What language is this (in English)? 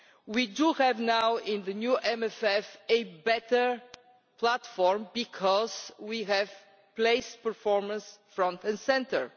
English